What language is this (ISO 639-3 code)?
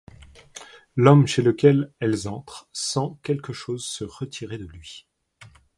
fra